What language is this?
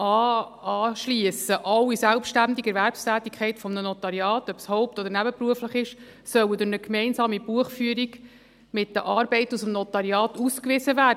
Swiss German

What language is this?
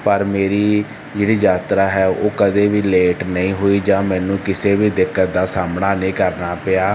Punjabi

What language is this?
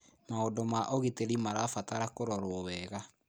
Kikuyu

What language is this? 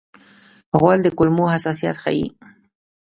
Pashto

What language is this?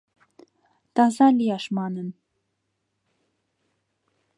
Mari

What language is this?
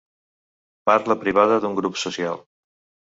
Catalan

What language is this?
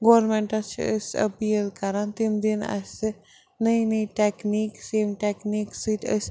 Kashmiri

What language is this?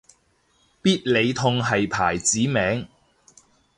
Cantonese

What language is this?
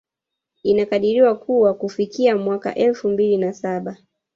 Swahili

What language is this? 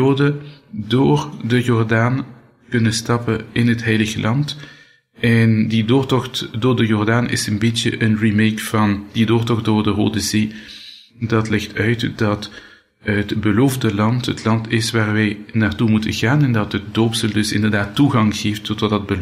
Dutch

